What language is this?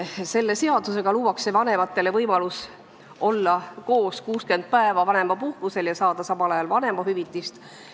Estonian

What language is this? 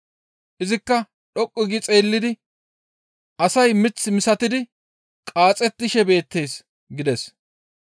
Gamo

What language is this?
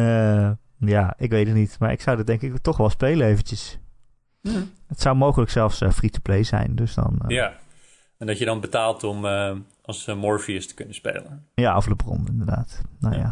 Dutch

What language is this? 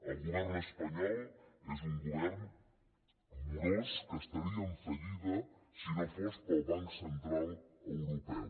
Catalan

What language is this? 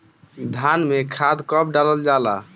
Bhojpuri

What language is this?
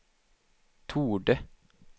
Swedish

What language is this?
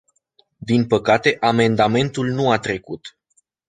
Romanian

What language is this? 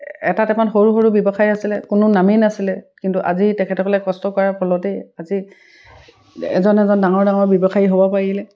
Assamese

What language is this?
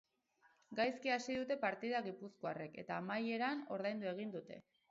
Basque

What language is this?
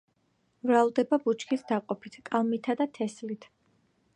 Georgian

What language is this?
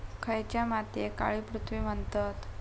Marathi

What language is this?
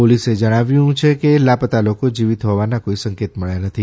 Gujarati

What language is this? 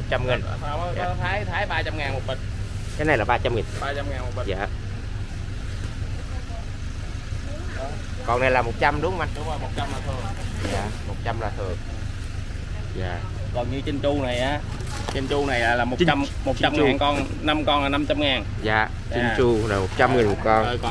Vietnamese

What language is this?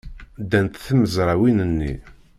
Kabyle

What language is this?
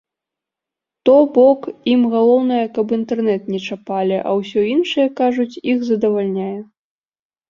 Belarusian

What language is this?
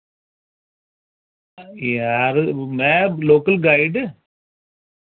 Dogri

